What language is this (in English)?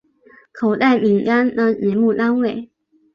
Chinese